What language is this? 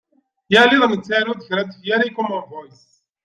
Kabyle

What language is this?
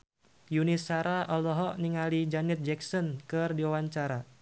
Sundanese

